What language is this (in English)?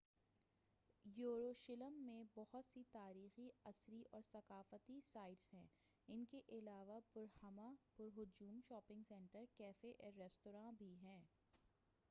Urdu